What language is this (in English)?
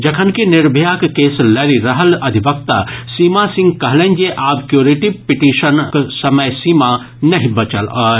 Maithili